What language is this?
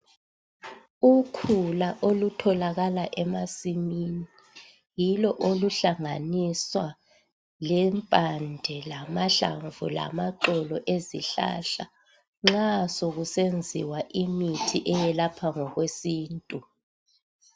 North Ndebele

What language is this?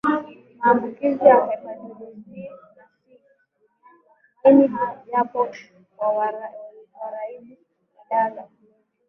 Swahili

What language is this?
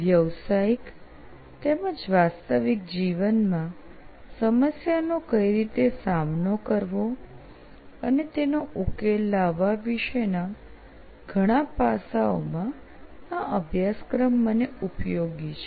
Gujarati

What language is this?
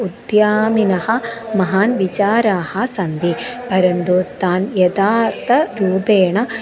Sanskrit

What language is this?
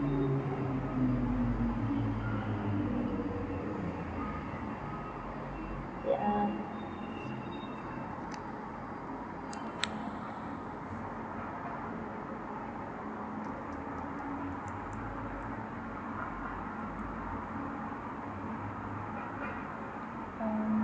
English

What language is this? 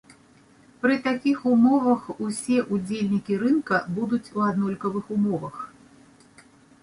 Belarusian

